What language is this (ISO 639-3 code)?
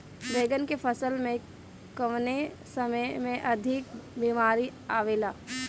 bho